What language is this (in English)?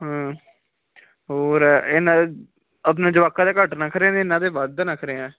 Punjabi